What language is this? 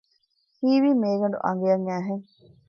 Divehi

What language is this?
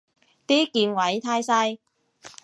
Cantonese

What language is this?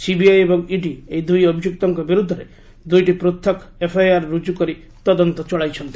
Odia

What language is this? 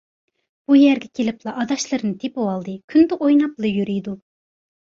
Uyghur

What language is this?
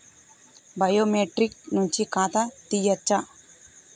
Telugu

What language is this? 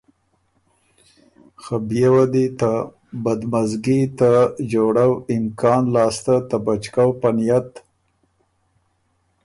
Ormuri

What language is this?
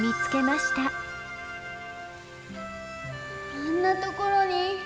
Japanese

